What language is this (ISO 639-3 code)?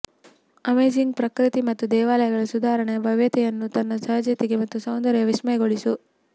kan